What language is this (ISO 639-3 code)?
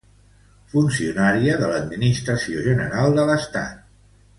cat